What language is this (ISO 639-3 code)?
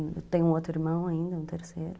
por